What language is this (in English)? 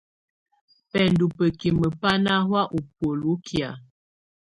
Tunen